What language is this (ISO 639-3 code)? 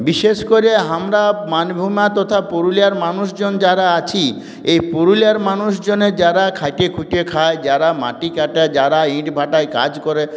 ben